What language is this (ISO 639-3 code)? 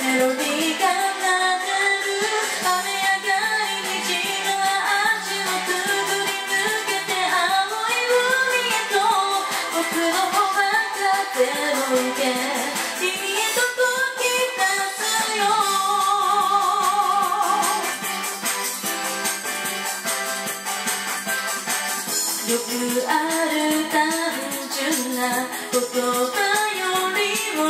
bul